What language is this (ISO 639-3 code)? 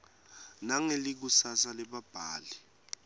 ssw